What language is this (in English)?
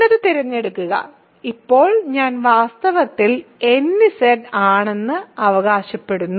Malayalam